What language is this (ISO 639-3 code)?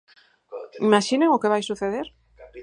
glg